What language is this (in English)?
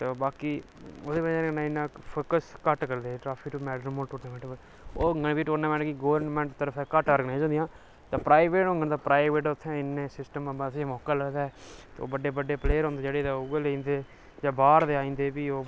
Dogri